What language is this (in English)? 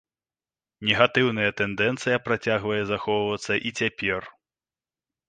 Belarusian